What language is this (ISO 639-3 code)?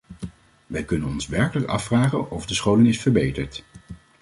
nld